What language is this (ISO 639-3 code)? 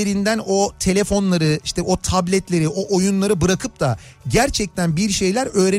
tur